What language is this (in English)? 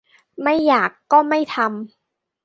Thai